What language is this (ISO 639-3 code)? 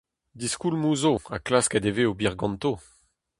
bre